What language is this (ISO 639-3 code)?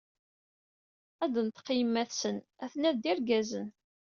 kab